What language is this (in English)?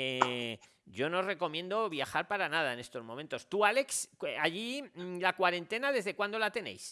Spanish